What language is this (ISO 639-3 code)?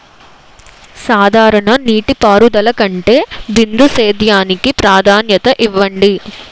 tel